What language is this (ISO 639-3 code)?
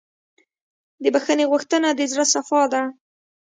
pus